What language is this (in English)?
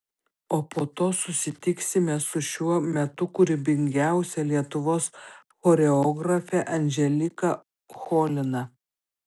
Lithuanian